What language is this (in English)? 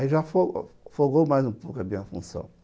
Portuguese